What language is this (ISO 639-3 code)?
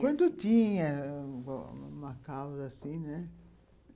por